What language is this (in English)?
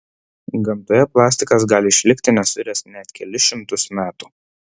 Lithuanian